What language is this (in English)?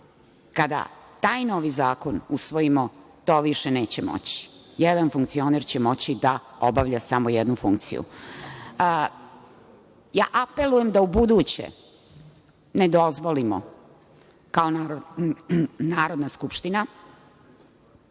Serbian